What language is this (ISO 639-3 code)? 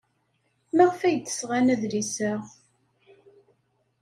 kab